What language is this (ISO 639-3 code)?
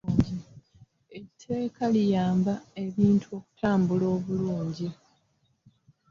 lug